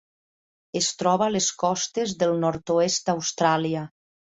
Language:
Catalan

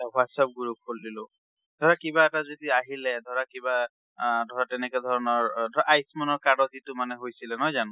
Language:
Assamese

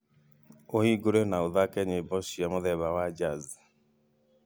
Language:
Kikuyu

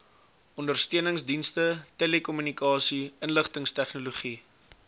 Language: Afrikaans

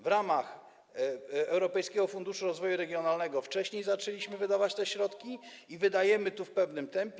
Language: Polish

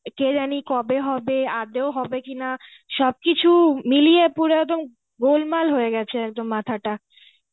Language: Bangla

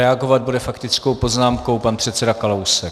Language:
Czech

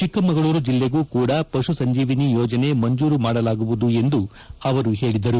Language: Kannada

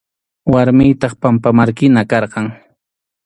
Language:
Arequipa-La Unión Quechua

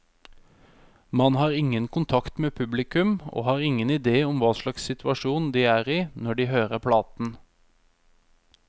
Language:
Norwegian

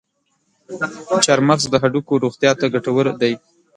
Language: Pashto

